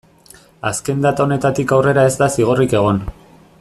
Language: Basque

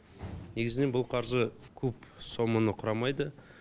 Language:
Kazakh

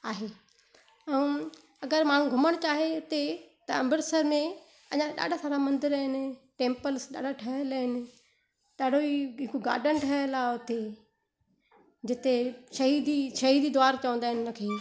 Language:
Sindhi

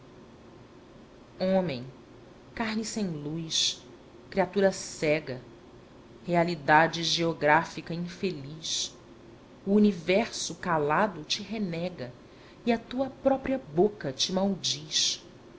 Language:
Portuguese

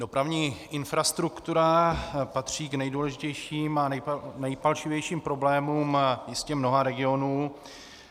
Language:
Czech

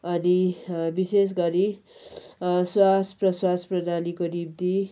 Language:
Nepali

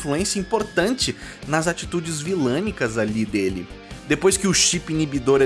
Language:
Portuguese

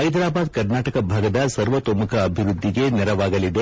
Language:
Kannada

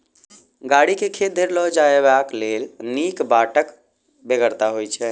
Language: Maithili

